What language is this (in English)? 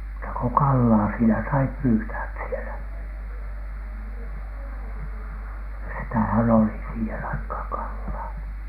Finnish